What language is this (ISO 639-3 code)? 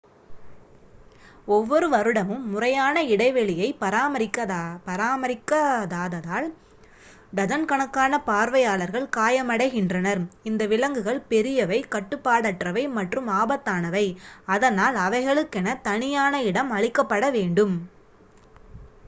tam